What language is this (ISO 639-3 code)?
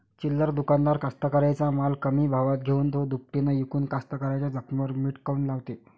mar